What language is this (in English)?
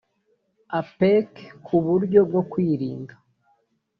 Kinyarwanda